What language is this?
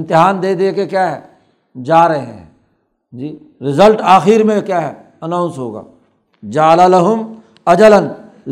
Urdu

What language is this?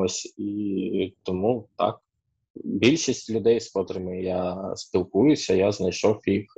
Ukrainian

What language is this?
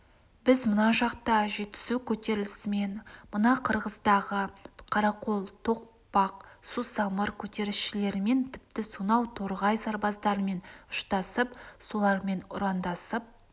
Kazakh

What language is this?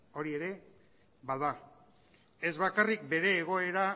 Basque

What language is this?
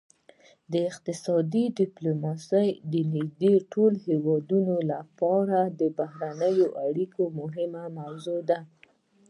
Pashto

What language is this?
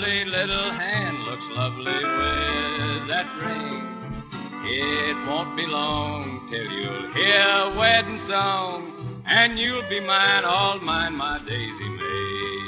English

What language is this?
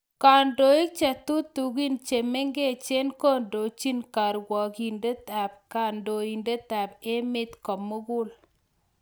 Kalenjin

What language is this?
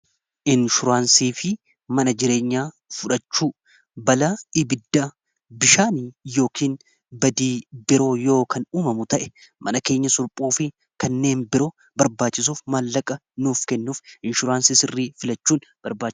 Oromo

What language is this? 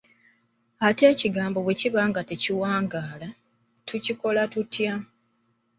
Ganda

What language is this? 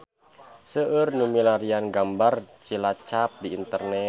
Sundanese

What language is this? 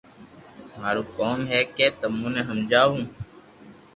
Loarki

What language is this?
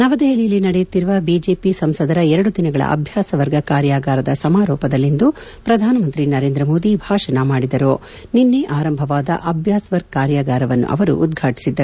Kannada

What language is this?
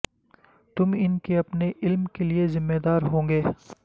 Urdu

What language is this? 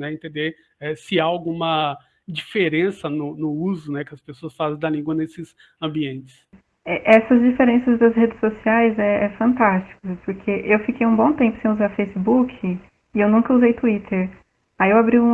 Portuguese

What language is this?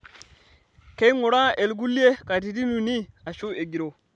Masai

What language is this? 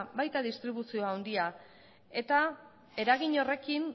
Basque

